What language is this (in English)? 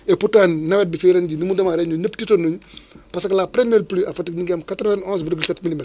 Wolof